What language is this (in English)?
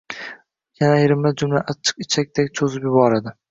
Uzbek